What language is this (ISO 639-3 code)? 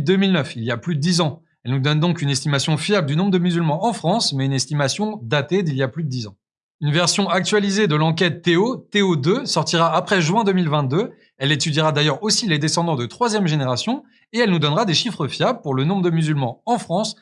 fra